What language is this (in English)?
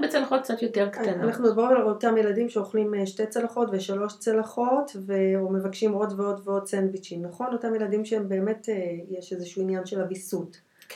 Hebrew